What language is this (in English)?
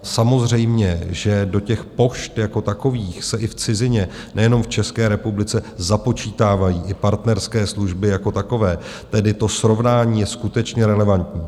Czech